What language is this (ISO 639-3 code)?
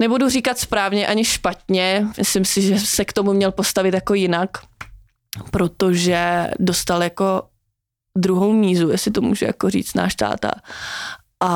ces